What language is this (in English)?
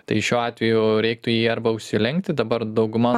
Lithuanian